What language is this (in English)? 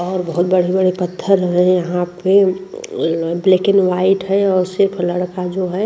Hindi